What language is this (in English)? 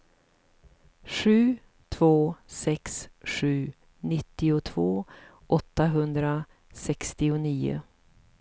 Swedish